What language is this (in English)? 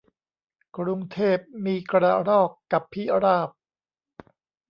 Thai